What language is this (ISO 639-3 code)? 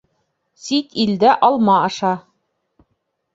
bak